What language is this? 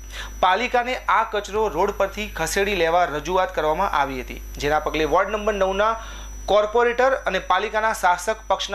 Hindi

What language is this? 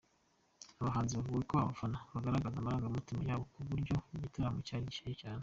Kinyarwanda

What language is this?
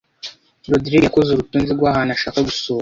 Kinyarwanda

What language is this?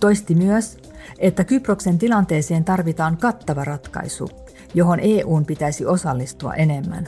Finnish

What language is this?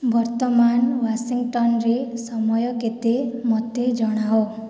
Odia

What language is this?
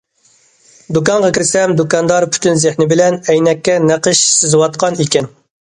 Uyghur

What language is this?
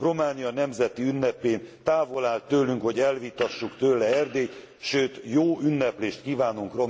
Hungarian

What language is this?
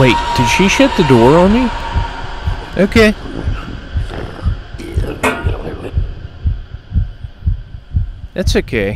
English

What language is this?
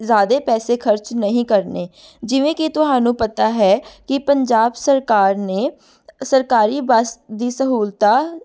Punjabi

